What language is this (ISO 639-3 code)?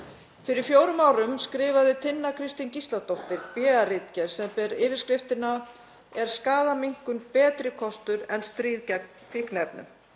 isl